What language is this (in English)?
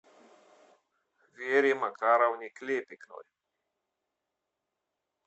Russian